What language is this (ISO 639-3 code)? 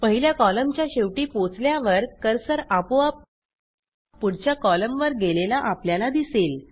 mar